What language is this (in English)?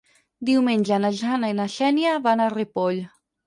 Catalan